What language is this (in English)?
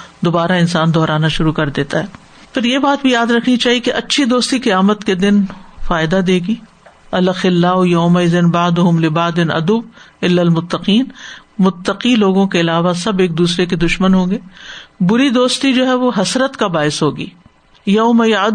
Urdu